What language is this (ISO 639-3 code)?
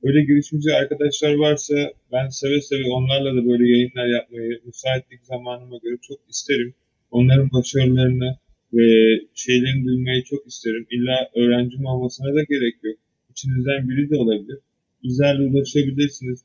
tur